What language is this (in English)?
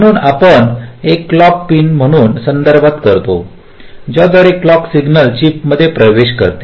Marathi